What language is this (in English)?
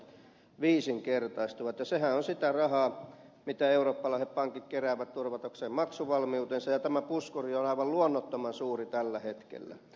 Finnish